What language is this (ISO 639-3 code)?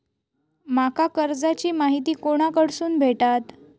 mar